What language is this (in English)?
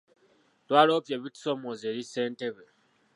Ganda